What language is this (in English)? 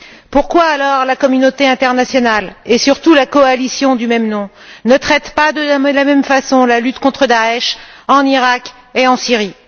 French